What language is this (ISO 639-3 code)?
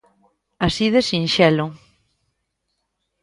glg